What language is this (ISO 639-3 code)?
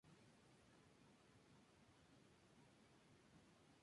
spa